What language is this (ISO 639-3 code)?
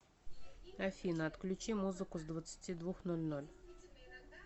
rus